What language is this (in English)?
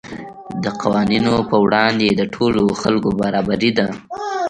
Pashto